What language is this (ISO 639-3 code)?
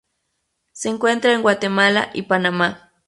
spa